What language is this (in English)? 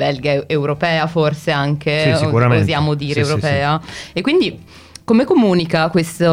Italian